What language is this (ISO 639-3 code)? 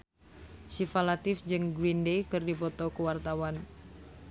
sun